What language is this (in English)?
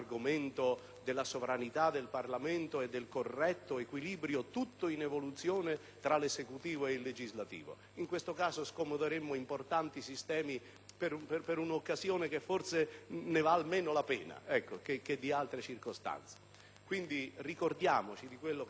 Italian